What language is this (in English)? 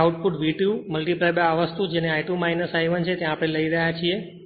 Gujarati